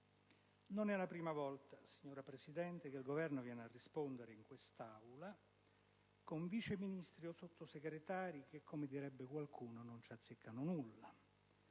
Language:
Italian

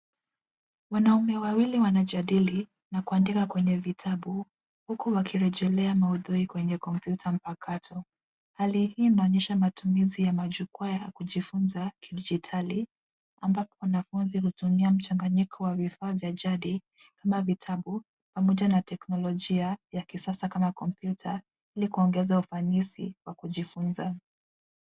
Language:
Swahili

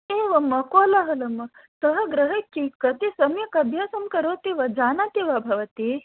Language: Sanskrit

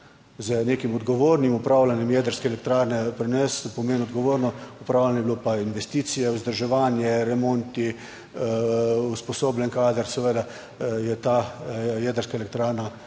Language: Slovenian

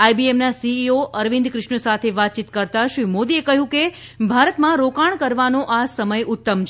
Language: Gujarati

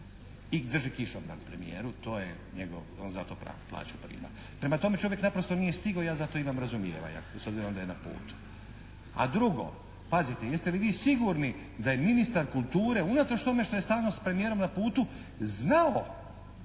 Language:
Croatian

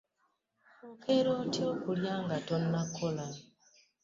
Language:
Ganda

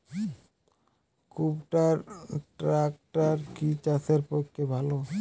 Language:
Bangla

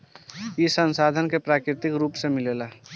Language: Bhojpuri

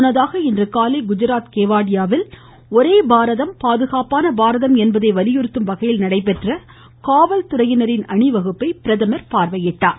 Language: Tamil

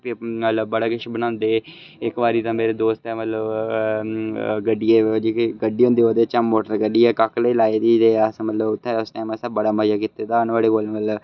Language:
Dogri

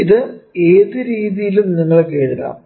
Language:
Malayalam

